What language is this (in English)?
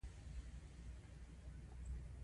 Pashto